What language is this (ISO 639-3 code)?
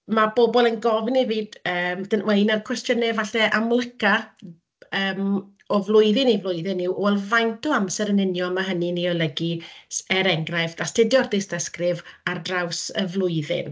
cym